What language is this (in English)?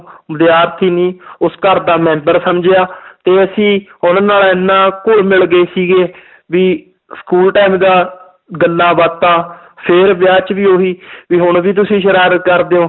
Punjabi